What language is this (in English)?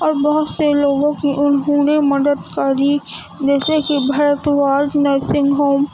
Urdu